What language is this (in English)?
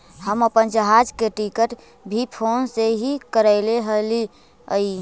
Magahi